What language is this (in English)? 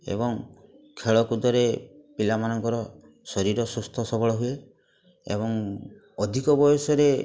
Odia